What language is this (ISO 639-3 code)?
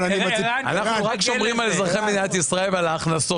heb